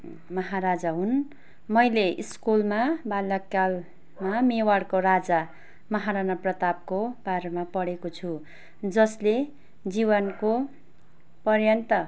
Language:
Nepali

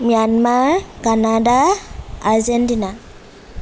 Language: Assamese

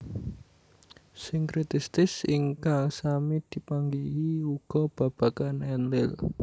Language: Javanese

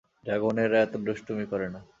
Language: Bangla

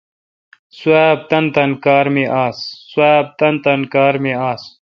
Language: Kalkoti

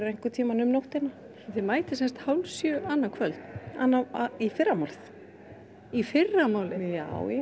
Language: Icelandic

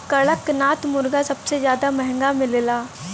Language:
Bhojpuri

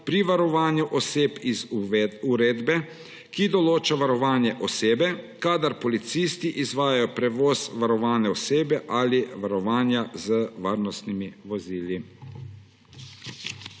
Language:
Slovenian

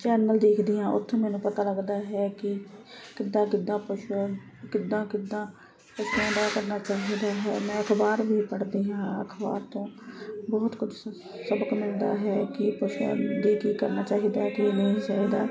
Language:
Punjabi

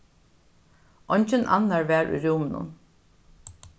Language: Faroese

